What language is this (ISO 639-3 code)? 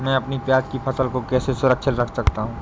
hin